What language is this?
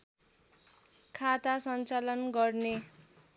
Nepali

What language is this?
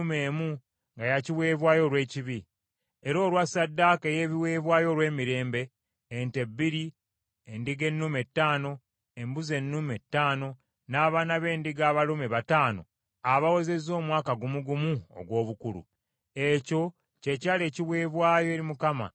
Ganda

